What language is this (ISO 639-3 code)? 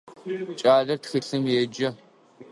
ady